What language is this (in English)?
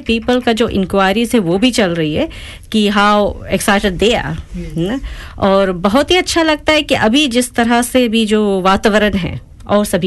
Hindi